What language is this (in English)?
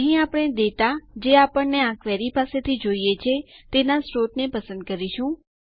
Gujarati